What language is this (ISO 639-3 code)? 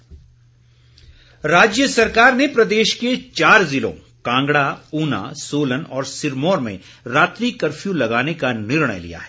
hin